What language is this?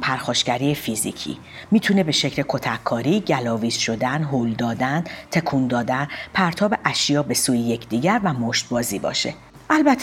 Persian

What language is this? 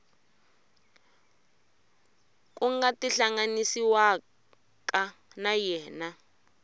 Tsonga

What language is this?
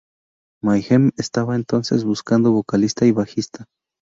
Spanish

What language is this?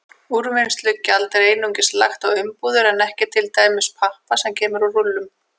Icelandic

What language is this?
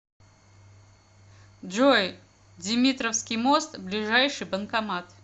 Russian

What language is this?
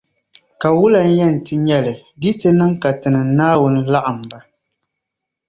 Dagbani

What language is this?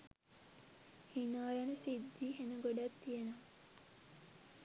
Sinhala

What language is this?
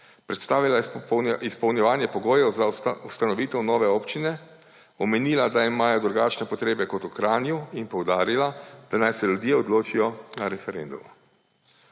Slovenian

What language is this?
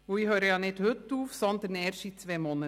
Swiss German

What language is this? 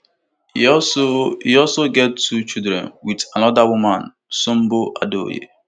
Nigerian Pidgin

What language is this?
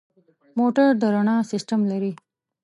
Pashto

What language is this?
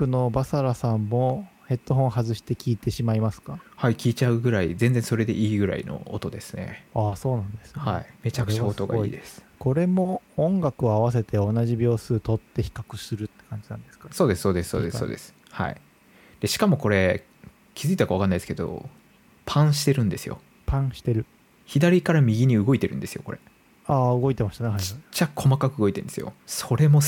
Japanese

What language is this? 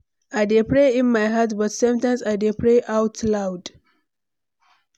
Nigerian Pidgin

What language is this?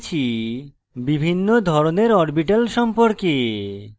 Bangla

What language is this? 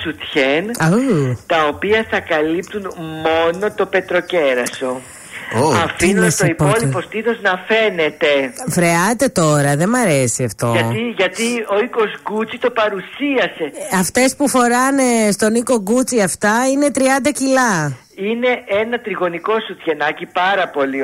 Greek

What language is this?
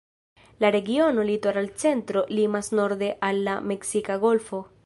Esperanto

